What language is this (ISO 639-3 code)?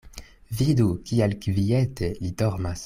epo